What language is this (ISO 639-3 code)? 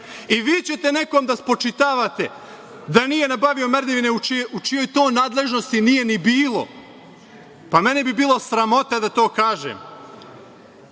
srp